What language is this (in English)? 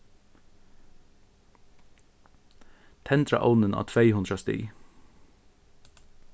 Faroese